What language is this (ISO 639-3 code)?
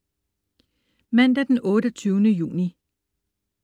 dan